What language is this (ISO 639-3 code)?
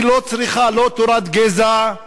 heb